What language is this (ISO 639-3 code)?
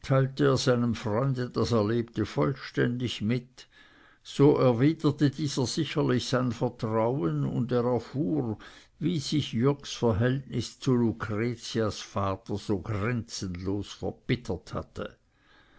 deu